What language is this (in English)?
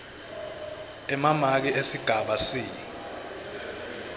Swati